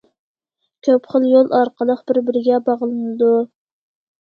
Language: Uyghur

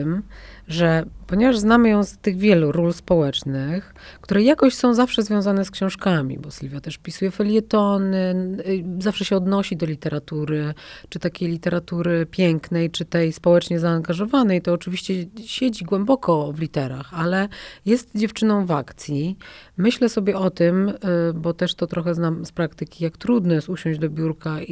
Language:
Polish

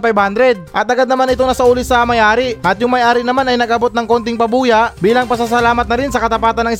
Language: Filipino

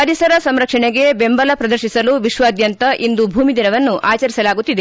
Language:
Kannada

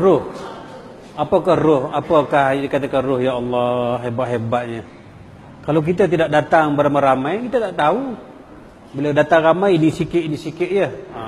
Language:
Malay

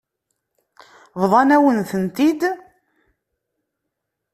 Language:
Kabyle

